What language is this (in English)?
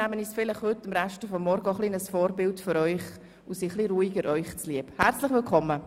Swiss German